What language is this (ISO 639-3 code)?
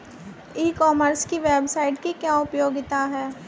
hin